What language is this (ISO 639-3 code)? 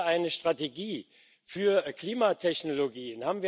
deu